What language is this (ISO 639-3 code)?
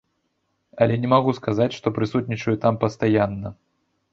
bel